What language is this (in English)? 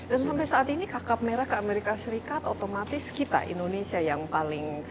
Indonesian